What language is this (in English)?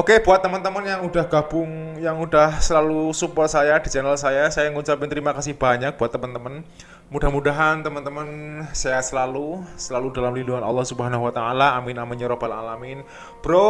Indonesian